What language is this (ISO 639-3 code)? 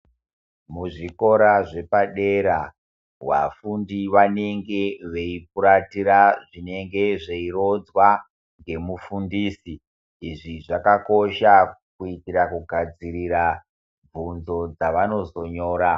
ndc